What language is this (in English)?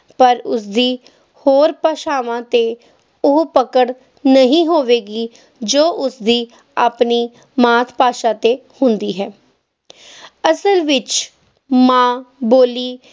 Punjabi